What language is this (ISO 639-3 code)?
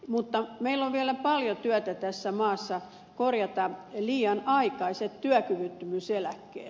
fin